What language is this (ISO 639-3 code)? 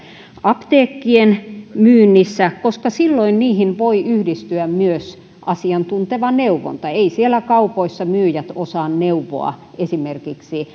fin